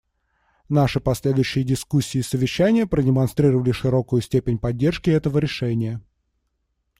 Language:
Russian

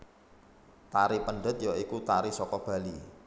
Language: Javanese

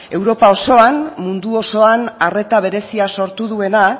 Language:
Basque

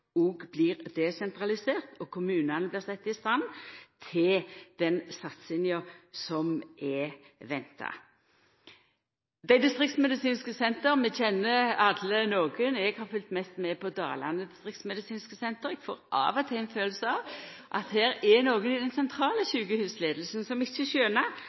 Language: Norwegian Nynorsk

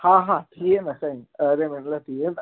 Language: Sindhi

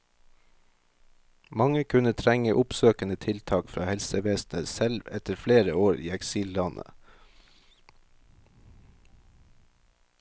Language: Norwegian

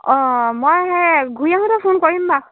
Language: Assamese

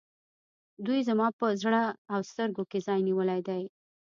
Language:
Pashto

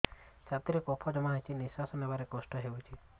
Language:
Odia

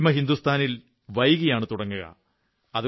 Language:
Malayalam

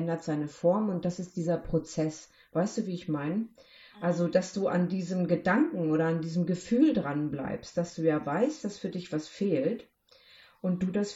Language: German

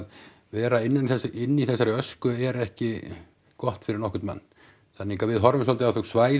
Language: Icelandic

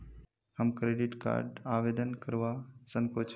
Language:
Magahi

